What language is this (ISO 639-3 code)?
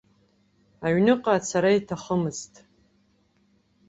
abk